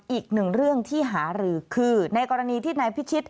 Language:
Thai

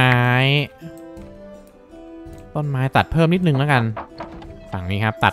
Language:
Thai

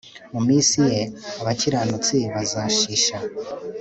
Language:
Kinyarwanda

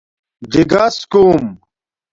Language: Domaaki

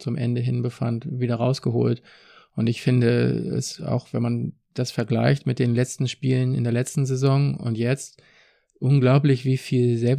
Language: German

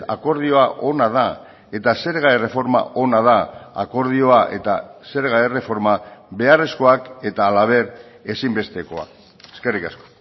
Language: Basque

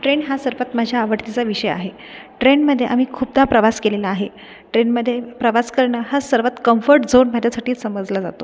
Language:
Marathi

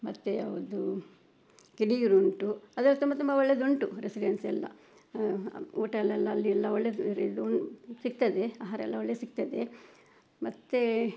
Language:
Kannada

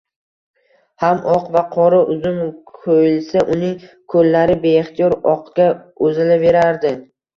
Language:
Uzbek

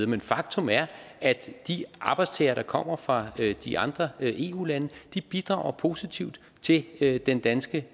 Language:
Danish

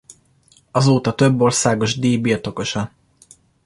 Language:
Hungarian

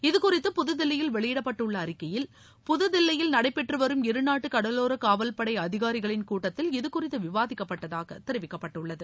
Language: Tamil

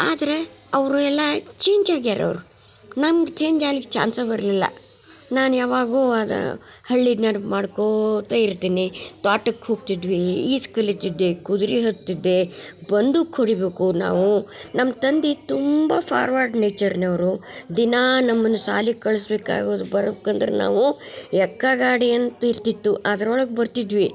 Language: Kannada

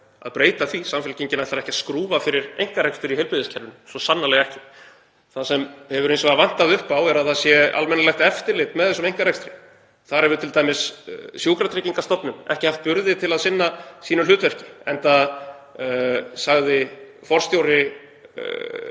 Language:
Icelandic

